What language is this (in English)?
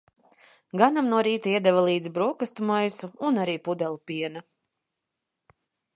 Latvian